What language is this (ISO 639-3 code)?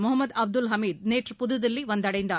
tam